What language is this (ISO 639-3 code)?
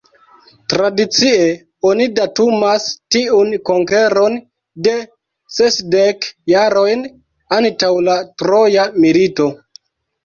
epo